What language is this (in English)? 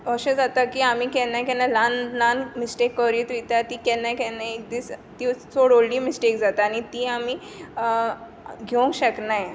Konkani